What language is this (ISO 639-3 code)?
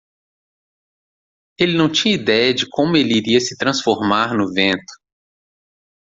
por